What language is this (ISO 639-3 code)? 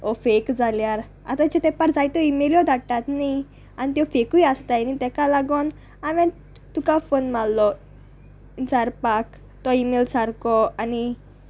kok